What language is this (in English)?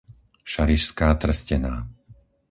Slovak